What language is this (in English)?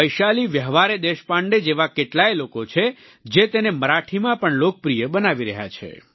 Gujarati